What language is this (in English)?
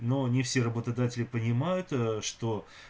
Russian